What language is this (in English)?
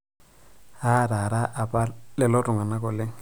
Masai